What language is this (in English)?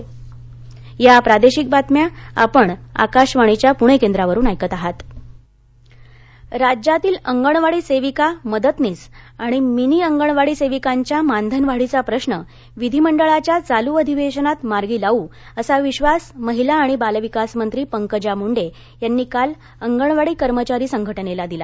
Marathi